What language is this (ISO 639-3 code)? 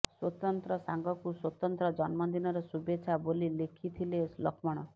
ori